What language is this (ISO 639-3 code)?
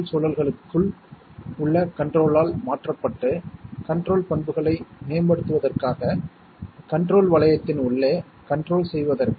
tam